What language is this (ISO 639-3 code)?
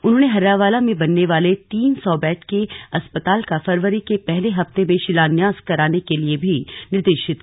hin